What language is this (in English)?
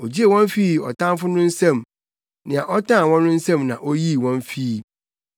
Akan